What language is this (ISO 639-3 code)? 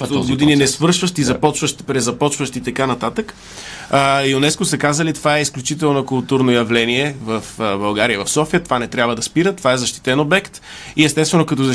bul